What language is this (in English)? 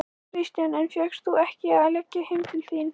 Icelandic